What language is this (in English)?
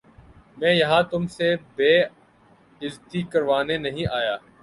Urdu